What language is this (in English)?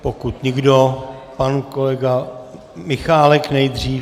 Czech